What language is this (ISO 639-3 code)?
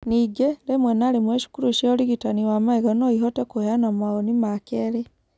kik